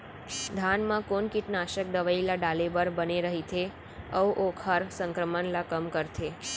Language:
Chhattisgarhi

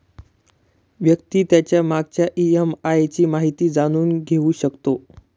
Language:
Marathi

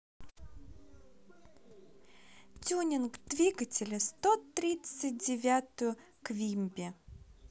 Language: Russian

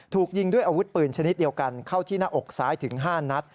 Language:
Thai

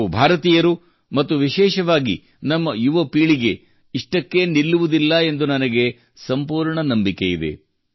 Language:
Kannada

